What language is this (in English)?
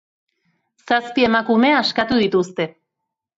Basque